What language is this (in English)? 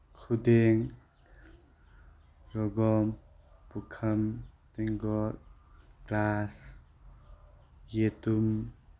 Manipuri